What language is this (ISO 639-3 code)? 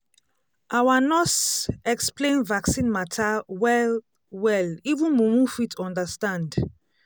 pcm